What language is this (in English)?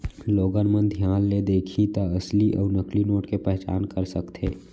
Chhattisgarhi